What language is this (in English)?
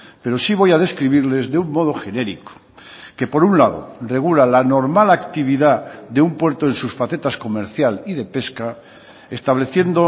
Spanish